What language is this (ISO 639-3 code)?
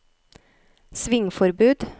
nor